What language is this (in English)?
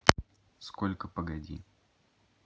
Russian